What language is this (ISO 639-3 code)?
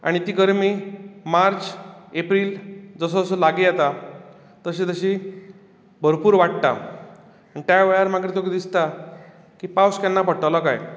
kok